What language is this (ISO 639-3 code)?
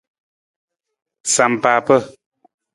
nmz